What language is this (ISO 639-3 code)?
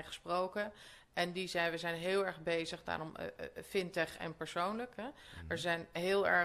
nld